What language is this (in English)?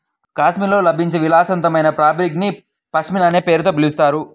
Telugu